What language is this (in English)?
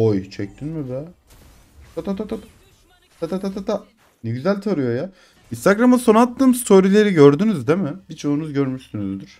Turkish